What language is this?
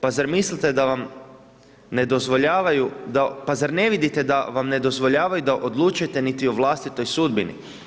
Croatian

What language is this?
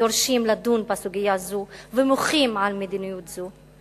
Hebrew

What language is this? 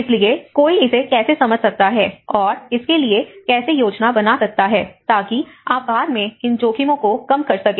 Hindi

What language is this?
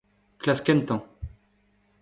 Breton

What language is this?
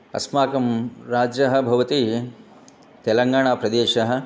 Sanskrit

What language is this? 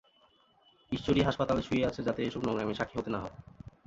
Bangla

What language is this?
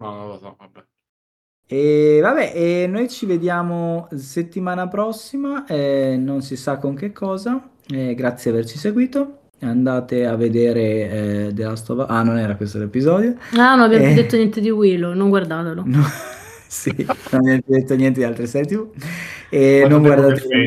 Italian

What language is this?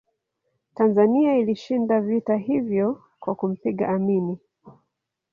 Swahili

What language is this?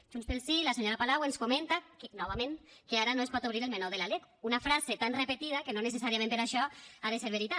Catalan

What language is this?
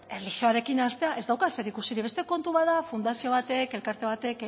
Basque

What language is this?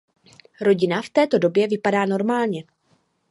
Czech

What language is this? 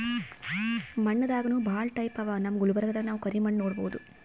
Kannada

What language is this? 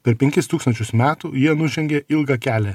Lithuanian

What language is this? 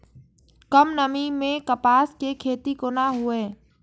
Maithili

